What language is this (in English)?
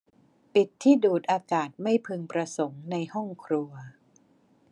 Thai